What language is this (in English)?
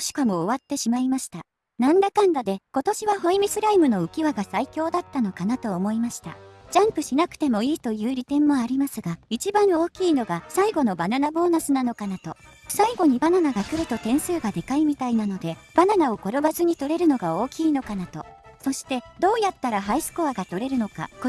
Japanese